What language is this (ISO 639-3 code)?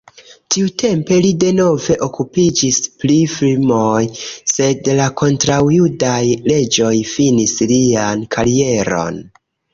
epo